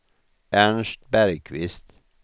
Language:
Swedish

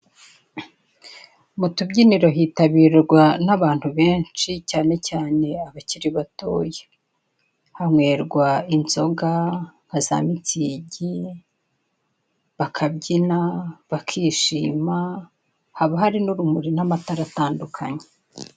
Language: Kinyarwanda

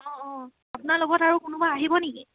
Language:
Assamese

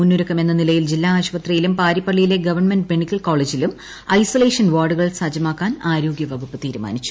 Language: Malayalam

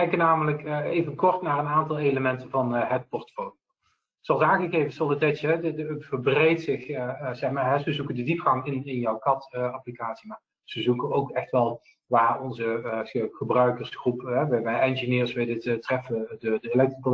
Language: Dutch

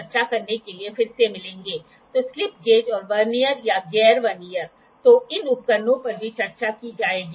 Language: Hindi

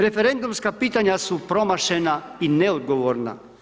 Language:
Croatian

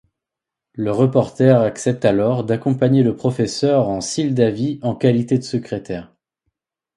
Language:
French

